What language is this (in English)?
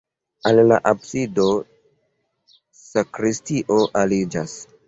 Esperanto